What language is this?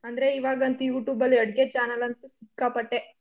Kannada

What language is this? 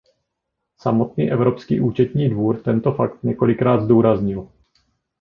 Czech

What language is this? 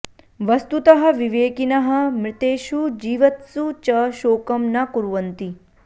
Sanskrit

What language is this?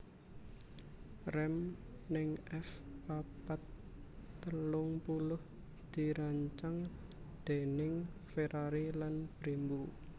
Javanese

